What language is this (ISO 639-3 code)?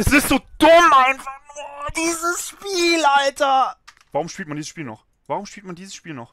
deu